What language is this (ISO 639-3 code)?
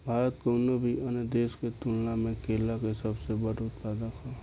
bho